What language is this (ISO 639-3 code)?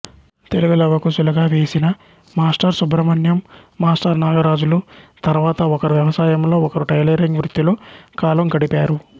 tel